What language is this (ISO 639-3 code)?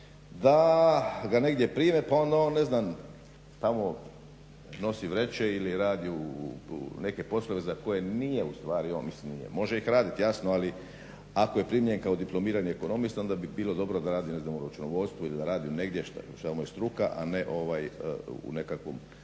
hrv